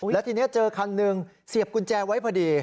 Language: Thai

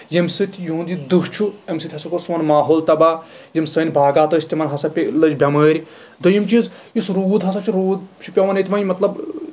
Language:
Kashmiri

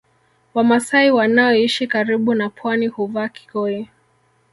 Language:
Swahili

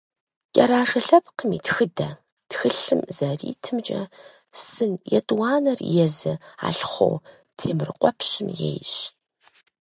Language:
Kabardian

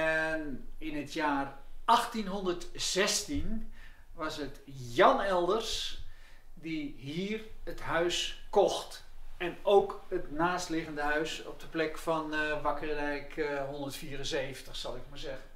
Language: Dutch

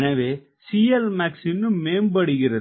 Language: Tamil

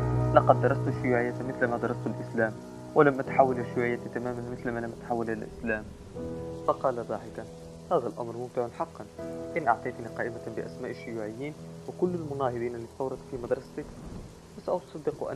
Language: Arabic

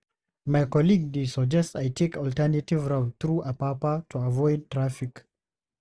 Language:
Nigerian Pidgin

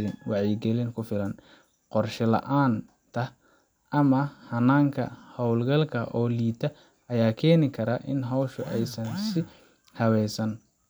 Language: Somali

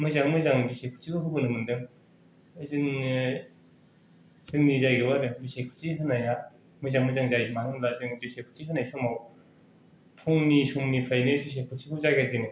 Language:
Bodo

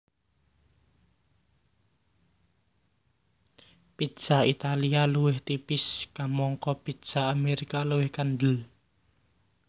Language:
Javanese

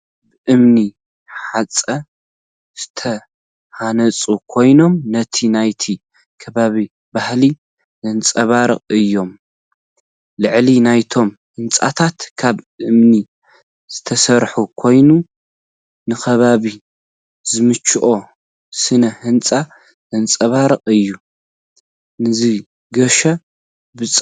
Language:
Tigrinya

